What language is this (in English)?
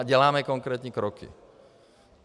Czech